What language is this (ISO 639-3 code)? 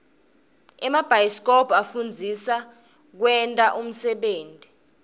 ssw